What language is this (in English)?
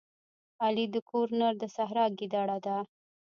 Pashto